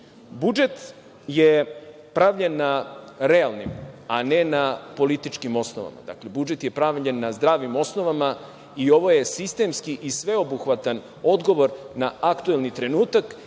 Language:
Serbian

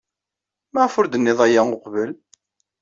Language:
Kabyle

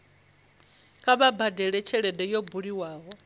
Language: Venda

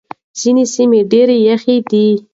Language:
Pashto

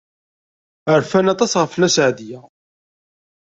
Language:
Kabyle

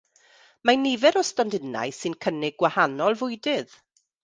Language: Welsh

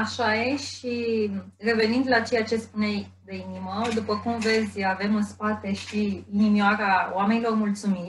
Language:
Romanian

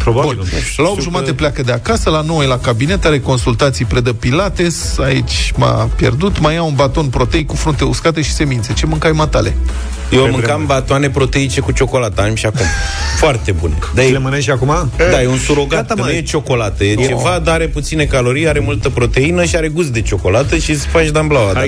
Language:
Romanian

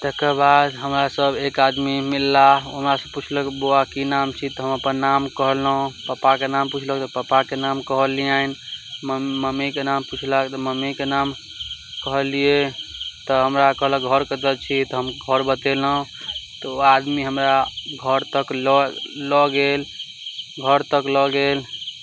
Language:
Maithili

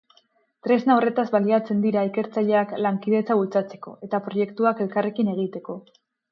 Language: Basque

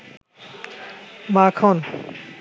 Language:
Bangla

